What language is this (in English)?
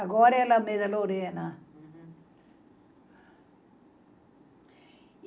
Portuguese